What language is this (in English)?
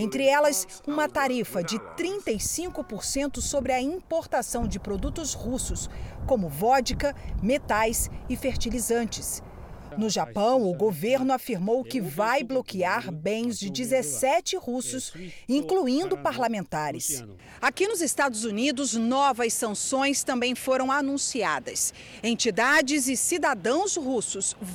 Portuguese